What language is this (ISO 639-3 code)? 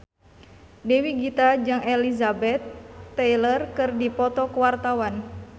sun